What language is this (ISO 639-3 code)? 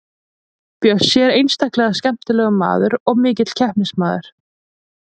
isl